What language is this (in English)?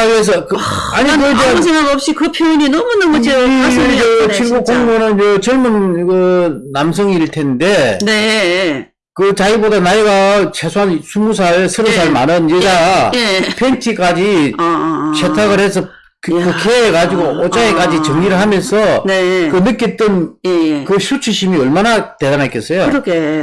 Korean